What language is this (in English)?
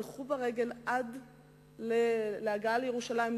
Hebrew